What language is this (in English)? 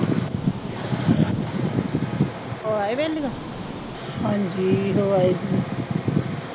Punjabi